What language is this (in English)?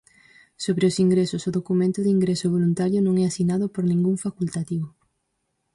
Galician